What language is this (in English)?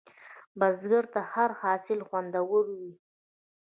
Pashto